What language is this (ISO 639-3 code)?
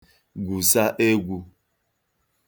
ibo